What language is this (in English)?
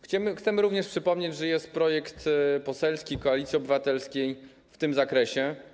Polish